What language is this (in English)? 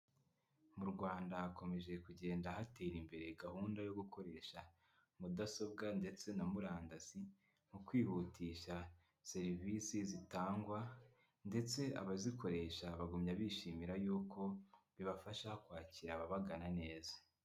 Kinyarwanda